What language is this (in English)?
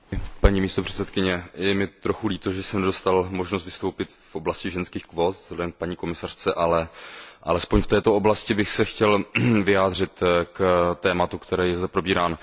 Czech